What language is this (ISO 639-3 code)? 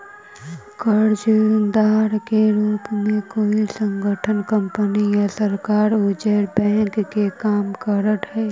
mag